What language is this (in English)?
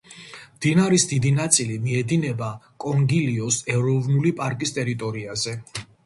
Georgian